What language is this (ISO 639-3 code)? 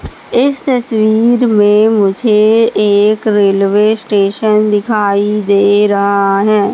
hin